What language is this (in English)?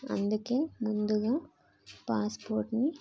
Telugu